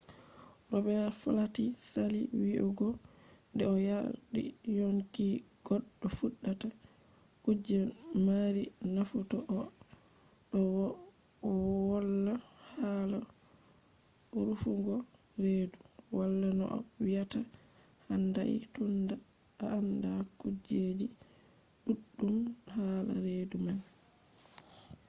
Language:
Fula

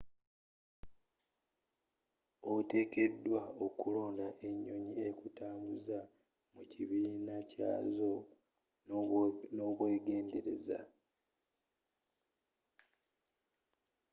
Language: Ganda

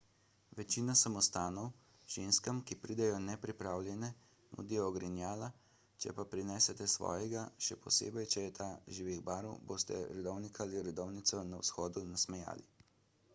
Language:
Slovenian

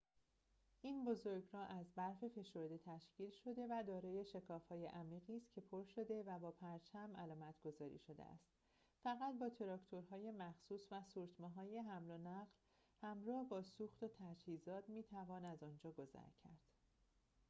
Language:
Persian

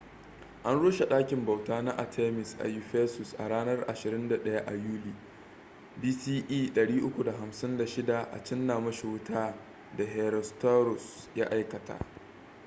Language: Hausa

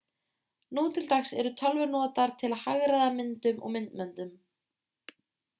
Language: Icelandic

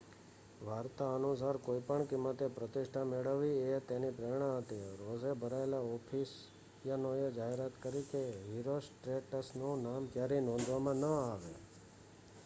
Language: Gujarati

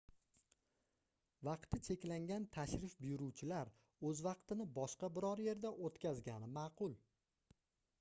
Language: Uzbek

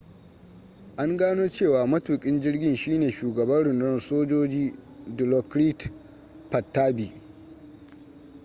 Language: Hausa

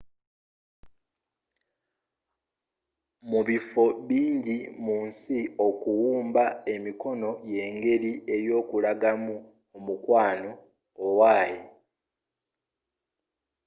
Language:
Ganda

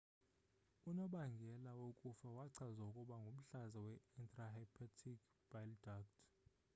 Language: Xhosa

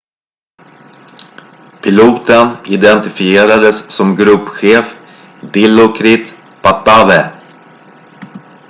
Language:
Swedish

